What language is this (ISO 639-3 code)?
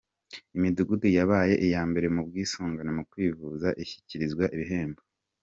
kin